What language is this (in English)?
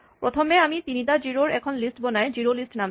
Assamese